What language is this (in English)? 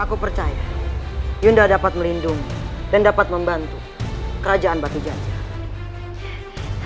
Indonesian